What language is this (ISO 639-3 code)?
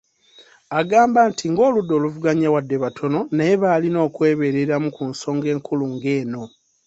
lug